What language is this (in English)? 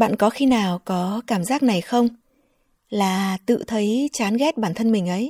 Vietnamese